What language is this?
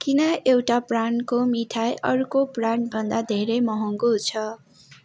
Nepali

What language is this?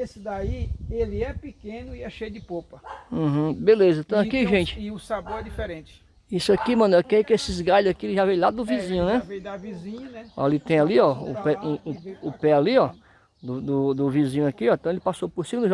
Portuguese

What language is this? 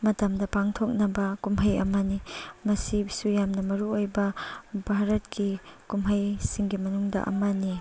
Manipuri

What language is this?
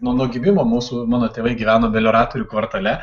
Lithuanian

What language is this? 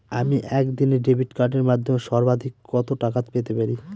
Bangla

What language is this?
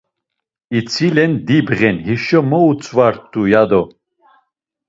Laz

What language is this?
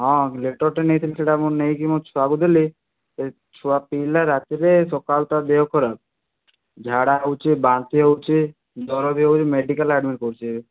Odia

